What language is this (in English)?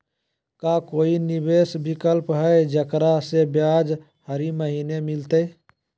Magahi